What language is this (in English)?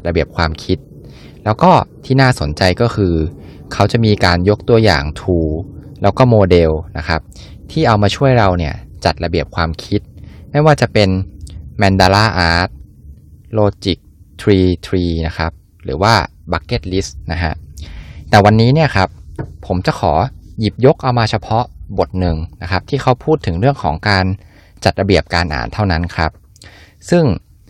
Thai